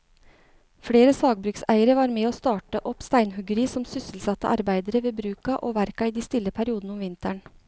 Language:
Norwegian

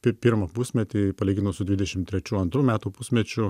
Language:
Lithuanian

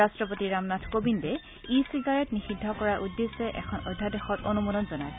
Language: Assamese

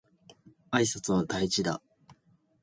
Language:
Japanese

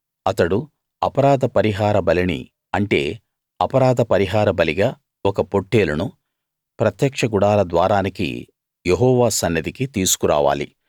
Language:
Telugu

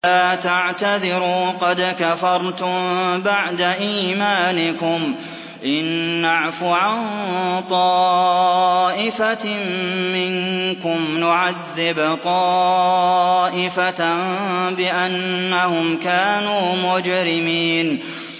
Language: Arabic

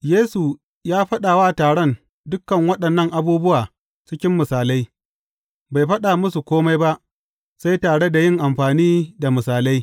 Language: Hausa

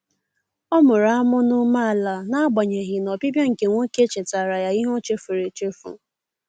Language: Igbo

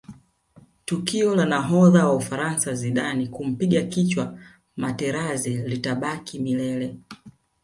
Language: Swahili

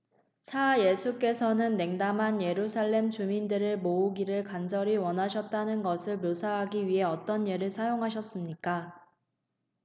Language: Korean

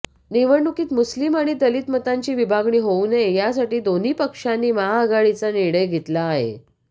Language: Marathi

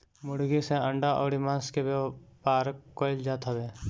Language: Bhojpuri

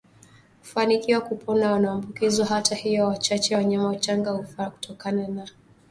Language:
Swahili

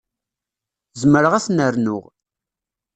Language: Kabyle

